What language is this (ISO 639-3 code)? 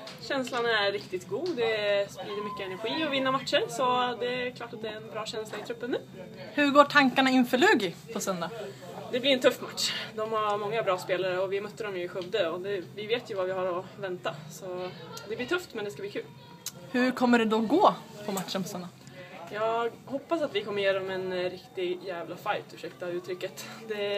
swe